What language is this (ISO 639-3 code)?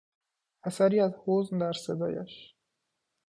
fas